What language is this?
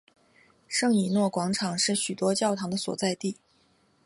Chinese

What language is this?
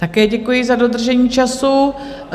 Czech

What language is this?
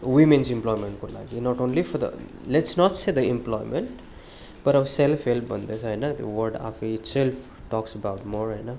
Nepali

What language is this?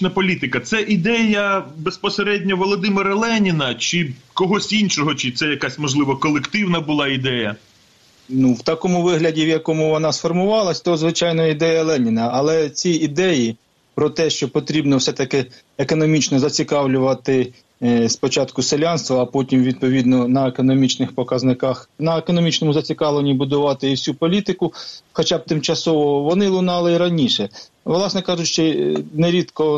Ukrainian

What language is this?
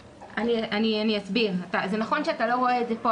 Hebrew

